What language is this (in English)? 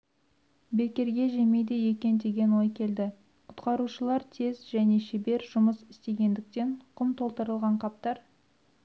Kazakh